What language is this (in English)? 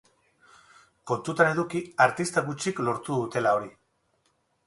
Basque